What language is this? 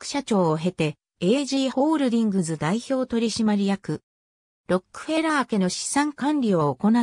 Japanese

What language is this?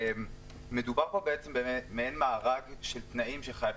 Hebrew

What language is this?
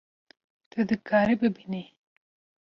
Kurdish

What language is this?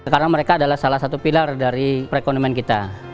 Indonesian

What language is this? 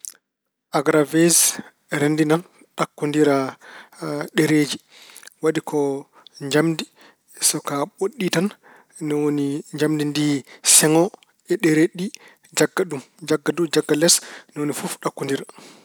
Fula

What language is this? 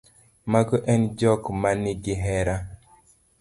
Luo (Kenya and Tanzania)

